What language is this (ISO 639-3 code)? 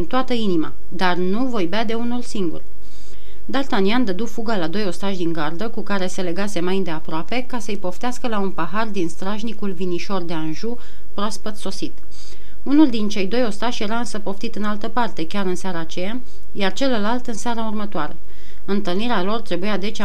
ron